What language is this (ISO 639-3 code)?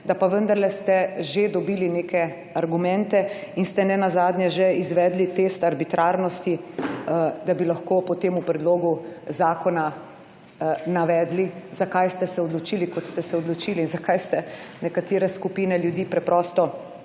slv